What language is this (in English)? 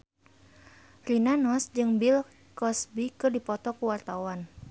Sundanese